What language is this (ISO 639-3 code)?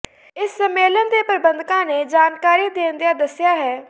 pan